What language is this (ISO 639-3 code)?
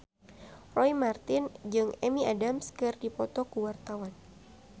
sun